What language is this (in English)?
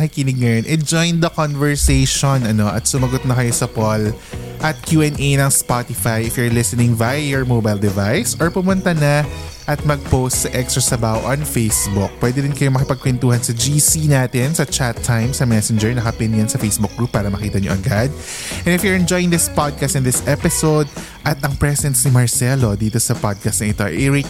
Filipino